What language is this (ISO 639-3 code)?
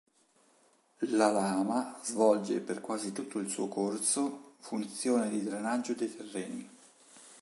ita